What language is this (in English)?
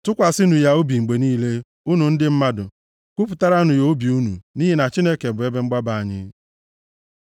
Igbo